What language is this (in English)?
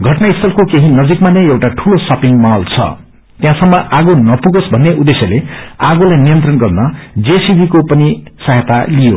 Nepali